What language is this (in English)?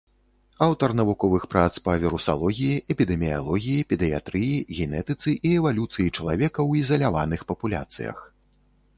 Belarusian